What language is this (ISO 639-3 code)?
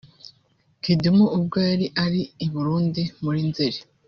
kin